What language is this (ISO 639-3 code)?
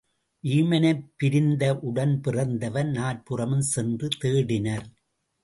tam